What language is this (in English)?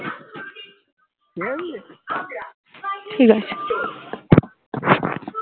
Bangla